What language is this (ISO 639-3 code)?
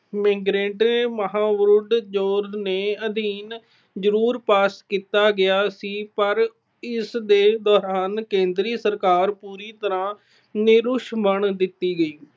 pan